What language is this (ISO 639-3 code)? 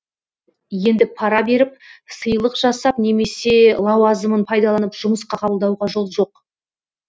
kaz